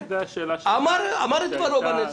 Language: Hebrew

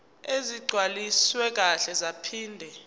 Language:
Zulu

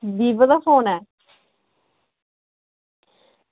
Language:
Dogri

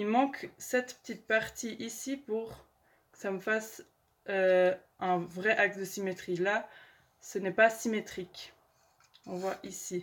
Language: French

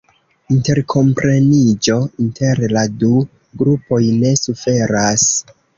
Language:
Esperanto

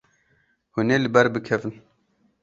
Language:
Kurdish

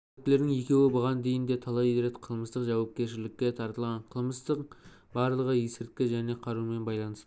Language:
Kazakh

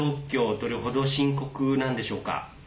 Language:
Japanese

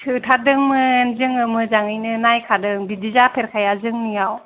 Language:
Bodo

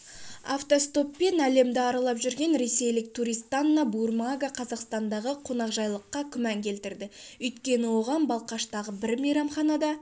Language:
Kazakh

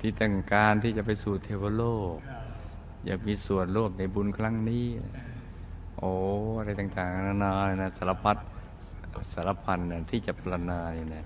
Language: Thai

